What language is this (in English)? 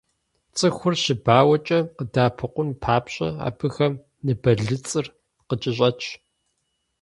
Kabardian